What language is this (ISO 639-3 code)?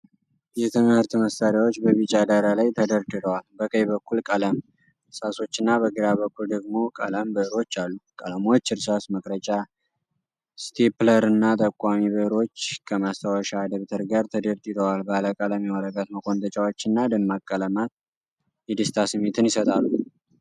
amh